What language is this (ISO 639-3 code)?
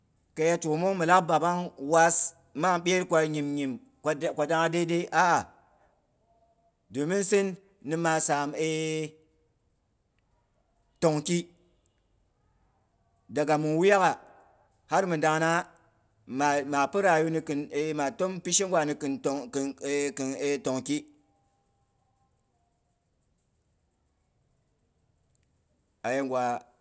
bux